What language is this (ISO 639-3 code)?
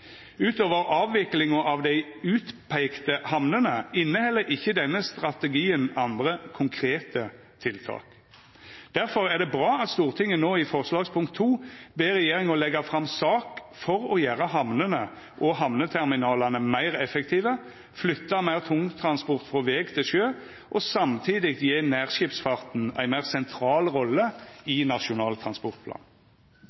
nno